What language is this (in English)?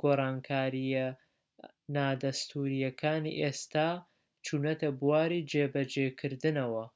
Central Kurdish